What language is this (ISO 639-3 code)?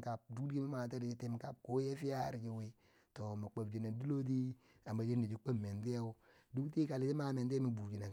bsj